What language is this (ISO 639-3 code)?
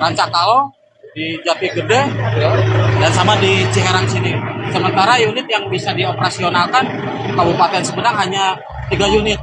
ind